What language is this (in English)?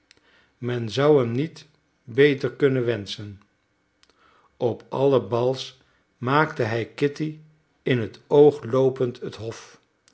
Dutch